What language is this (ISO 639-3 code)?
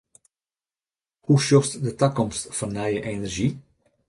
fry